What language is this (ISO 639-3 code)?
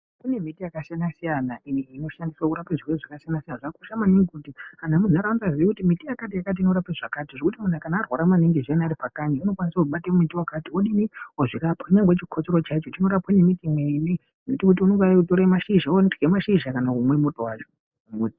ndc